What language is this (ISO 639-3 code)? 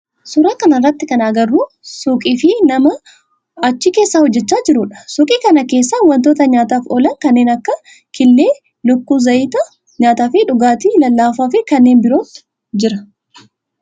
orm